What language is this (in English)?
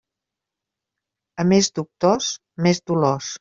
Catalan